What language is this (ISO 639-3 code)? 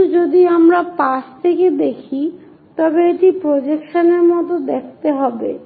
ben